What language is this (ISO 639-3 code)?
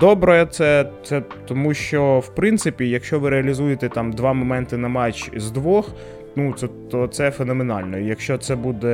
ukr